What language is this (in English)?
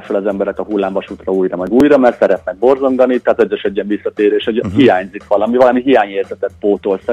Hungarian